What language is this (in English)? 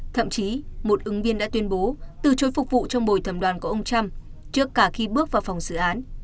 Vietnamese